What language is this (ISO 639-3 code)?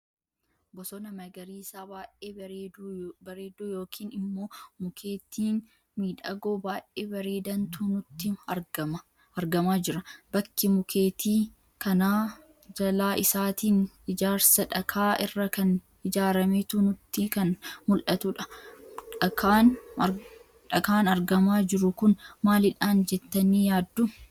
orm